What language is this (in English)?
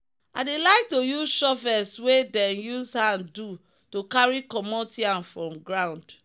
Nigerian Pidgin